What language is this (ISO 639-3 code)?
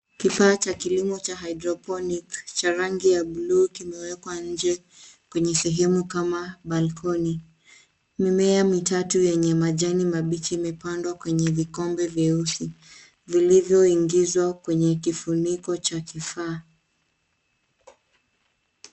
swa